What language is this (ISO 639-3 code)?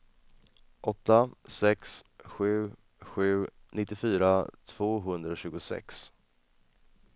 swe